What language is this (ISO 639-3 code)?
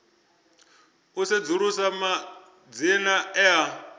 ven